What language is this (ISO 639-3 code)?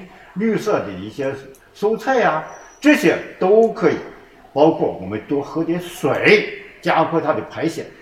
zho